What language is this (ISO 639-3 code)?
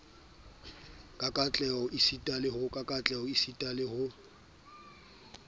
sot